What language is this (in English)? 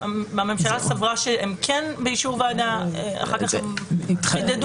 Hebrew